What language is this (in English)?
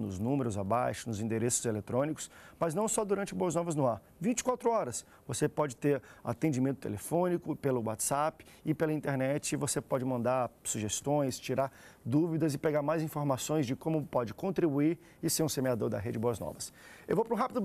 Portuguese